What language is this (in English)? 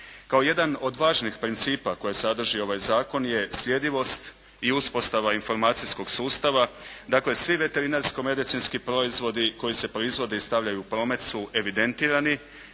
Croatian